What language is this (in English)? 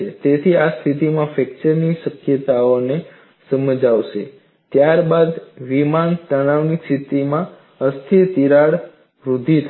Gujarati